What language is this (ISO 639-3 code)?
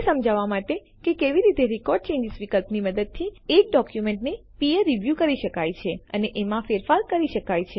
guj